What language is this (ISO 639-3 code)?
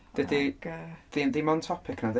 cym